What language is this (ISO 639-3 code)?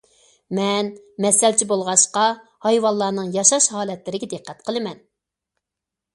uig